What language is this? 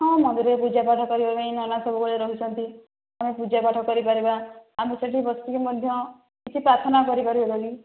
Odia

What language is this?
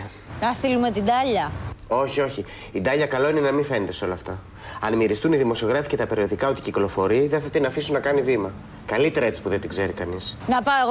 Greek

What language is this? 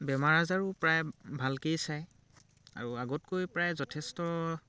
Assamese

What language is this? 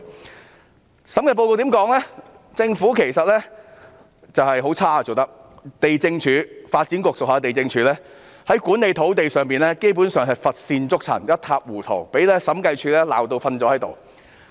Cantonese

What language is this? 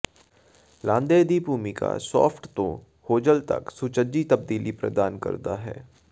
Punjabi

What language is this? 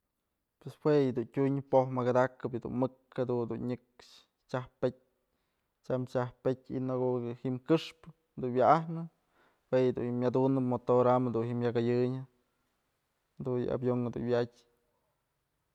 Mazatlán Mixe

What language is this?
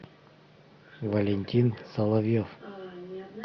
Russian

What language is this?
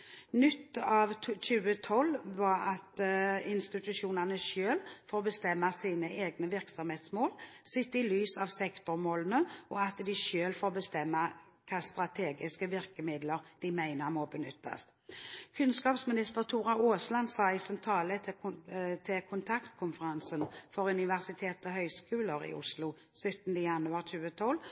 Norwegian Bokmål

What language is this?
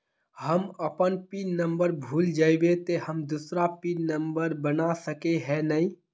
Magahi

